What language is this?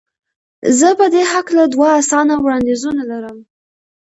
Pashto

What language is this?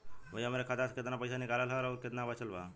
Bhojpuri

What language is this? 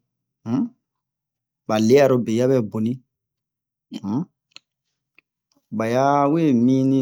Bomu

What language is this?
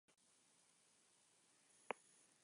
Spanish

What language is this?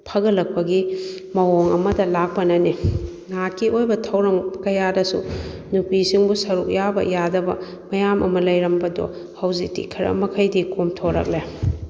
Manipuri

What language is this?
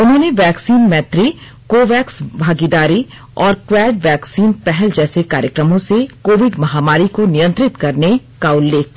Hindi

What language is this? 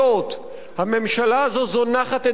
Hebrew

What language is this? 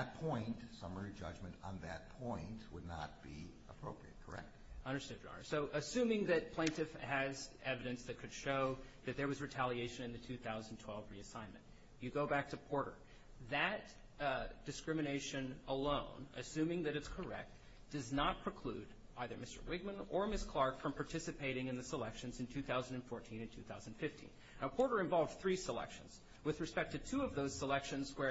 English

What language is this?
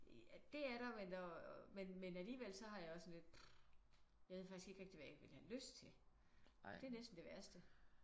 Danish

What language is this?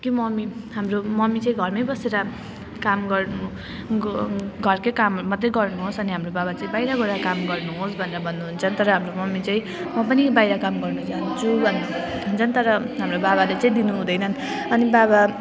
Nepali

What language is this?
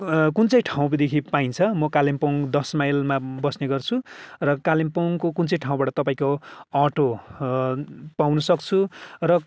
Nepali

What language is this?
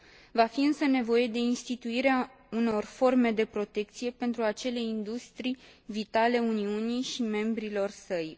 Romanian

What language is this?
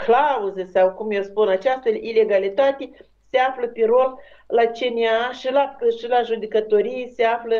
Romanian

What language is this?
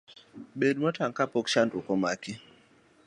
Luo (Kenya and Tanzania)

